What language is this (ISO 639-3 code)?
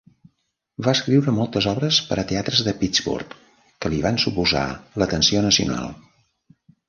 cat